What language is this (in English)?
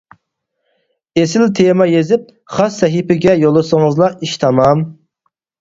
Uyghur